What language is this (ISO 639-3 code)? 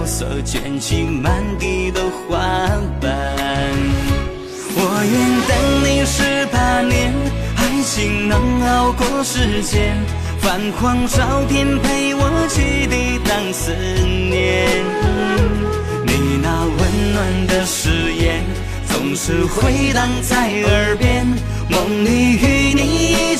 zho